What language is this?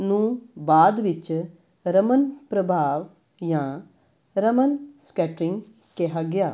Punjabi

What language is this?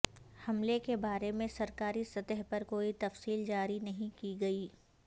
Urdu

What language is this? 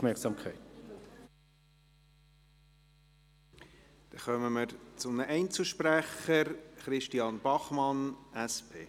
Swiss German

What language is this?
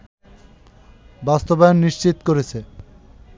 Bangla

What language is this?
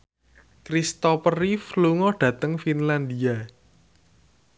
Javanese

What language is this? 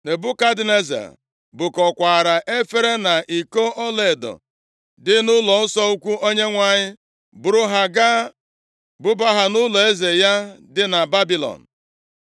Igbo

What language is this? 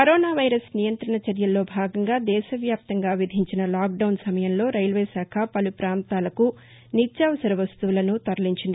Telugu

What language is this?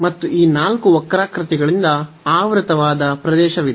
Kannada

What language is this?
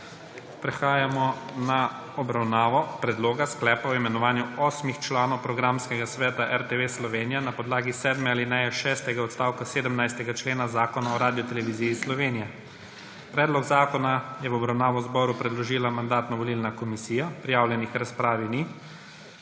Slovenian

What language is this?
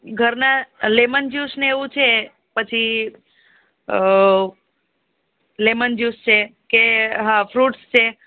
Gujarati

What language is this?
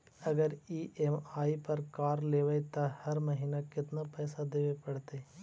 Magahi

